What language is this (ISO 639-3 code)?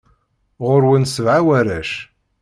kab